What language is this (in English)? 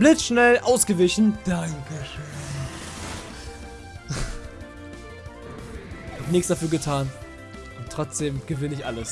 German